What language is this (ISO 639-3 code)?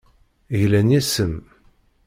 kab